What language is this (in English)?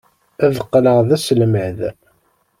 Kabyle